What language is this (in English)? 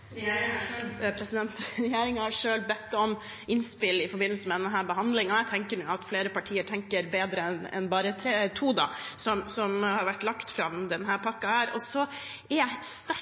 Norwegian Bokmål